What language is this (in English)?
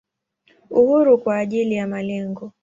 Swahili